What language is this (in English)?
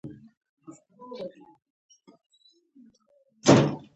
Pashto